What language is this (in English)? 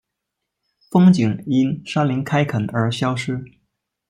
Chinese